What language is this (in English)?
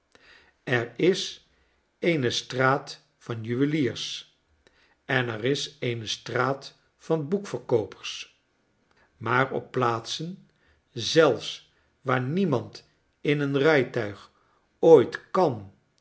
Dutch